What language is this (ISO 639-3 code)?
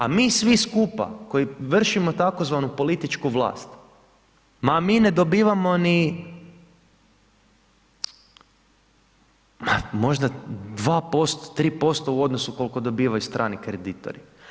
hrv